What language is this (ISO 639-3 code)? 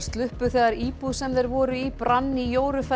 isl